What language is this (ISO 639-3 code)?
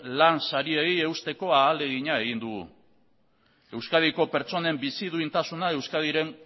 eus